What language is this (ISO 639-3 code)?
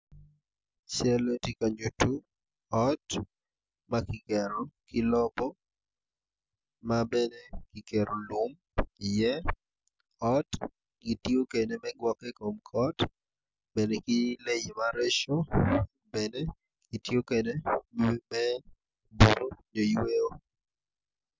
ach